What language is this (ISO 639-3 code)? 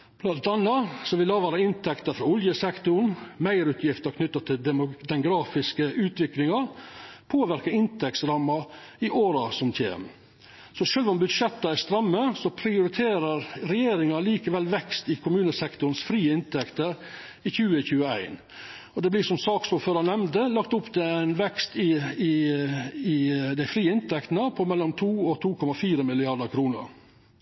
nno